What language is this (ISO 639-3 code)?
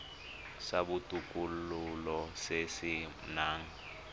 tsn